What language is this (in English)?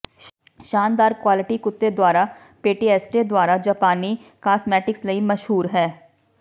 Punjabi